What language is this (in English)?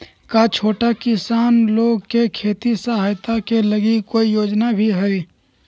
Magahi